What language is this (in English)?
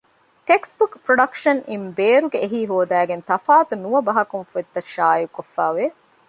Divehi